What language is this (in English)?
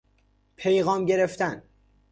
Persian